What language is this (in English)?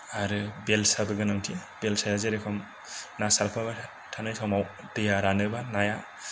Bodo